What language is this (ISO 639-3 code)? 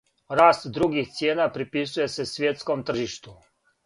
srp